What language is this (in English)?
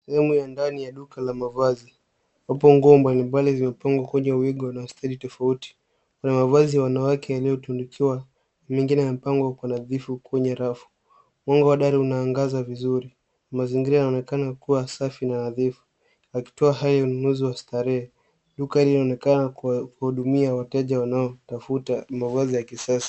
Swahili